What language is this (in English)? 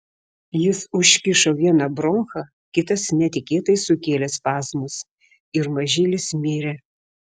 Lithuanian